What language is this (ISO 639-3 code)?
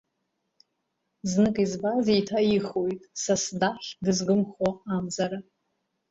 abk